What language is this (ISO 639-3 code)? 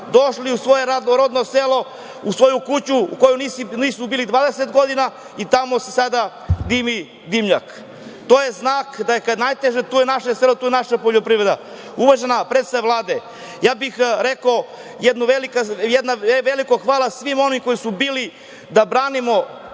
srp